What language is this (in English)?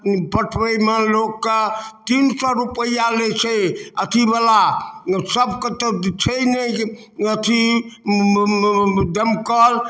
Maithili